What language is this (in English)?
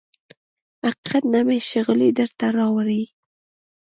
Pashto